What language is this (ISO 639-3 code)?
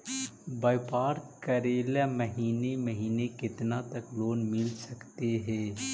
mag